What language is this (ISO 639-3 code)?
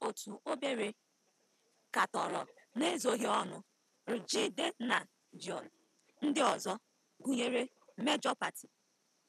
ibo